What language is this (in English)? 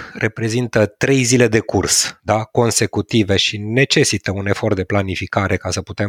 Romanian